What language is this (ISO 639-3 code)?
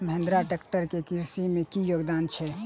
mai